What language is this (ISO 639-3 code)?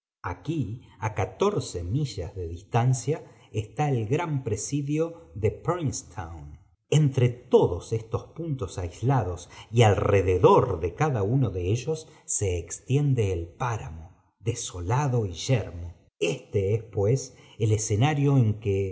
spa